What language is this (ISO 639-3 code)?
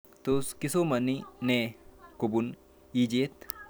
kln